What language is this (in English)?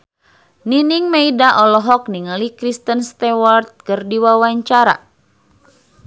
Sundanese